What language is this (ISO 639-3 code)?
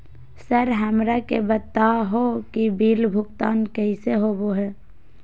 mag